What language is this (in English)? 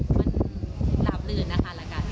Thai